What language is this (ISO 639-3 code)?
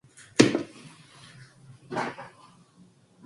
kor